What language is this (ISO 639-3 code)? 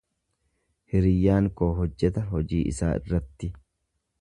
orm